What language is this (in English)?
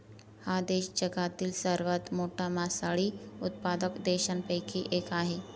Marathi